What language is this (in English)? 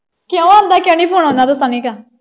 Punjabi